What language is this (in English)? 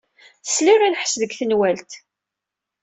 Kabyle